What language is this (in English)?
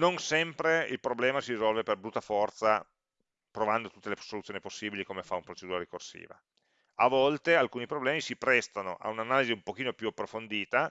Italian